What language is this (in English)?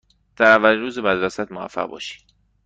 Persian